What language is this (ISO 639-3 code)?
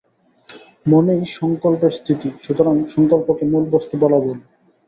ben